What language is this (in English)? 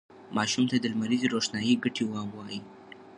Pashto